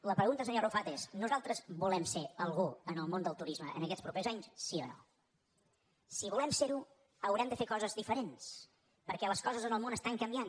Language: Catalan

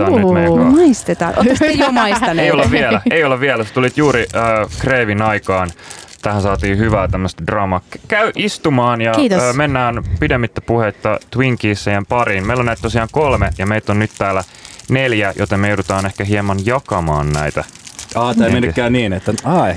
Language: Finnish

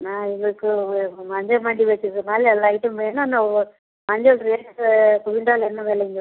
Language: Tamil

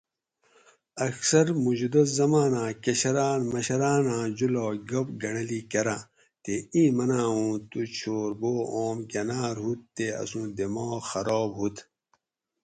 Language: Gawri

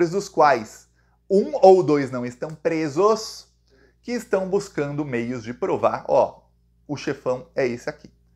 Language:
Portuguese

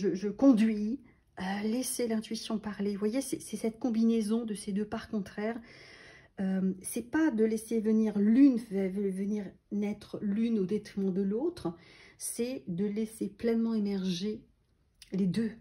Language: French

